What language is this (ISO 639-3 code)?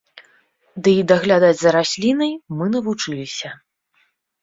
bel